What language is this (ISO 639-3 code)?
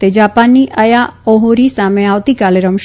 guj